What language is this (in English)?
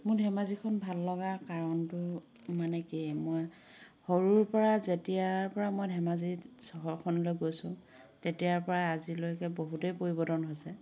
Assamese